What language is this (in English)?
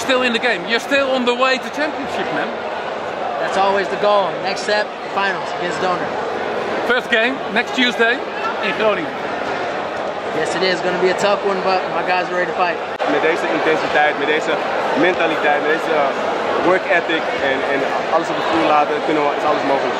Dutch